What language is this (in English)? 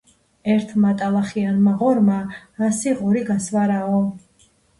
Georgian